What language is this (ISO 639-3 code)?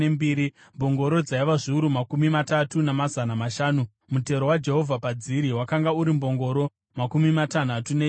sna